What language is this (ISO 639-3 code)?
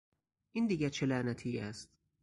fas